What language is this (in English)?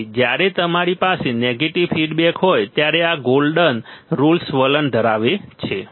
Gujarati